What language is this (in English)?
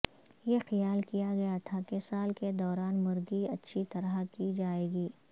Urdu